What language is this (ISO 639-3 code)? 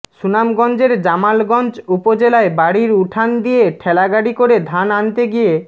ben